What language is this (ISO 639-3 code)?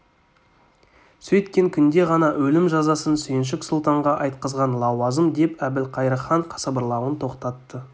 kaz